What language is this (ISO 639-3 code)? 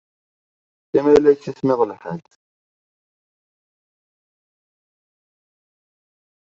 kab